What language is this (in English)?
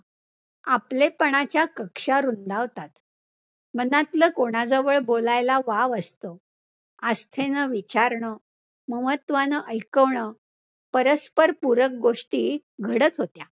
Marathi